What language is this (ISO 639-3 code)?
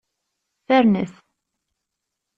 kab